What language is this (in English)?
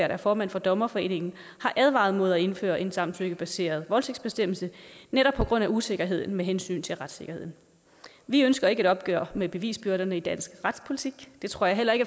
Danish